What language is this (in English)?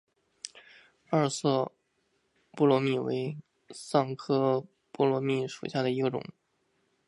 Chinese